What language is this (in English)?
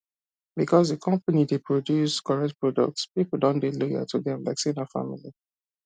Nigerian Pidgin